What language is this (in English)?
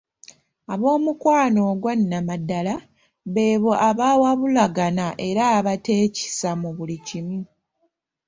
Ganda